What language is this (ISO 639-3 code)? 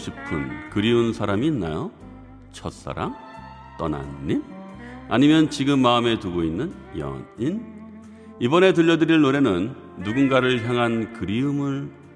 kor